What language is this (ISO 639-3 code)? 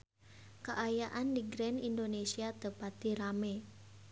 sun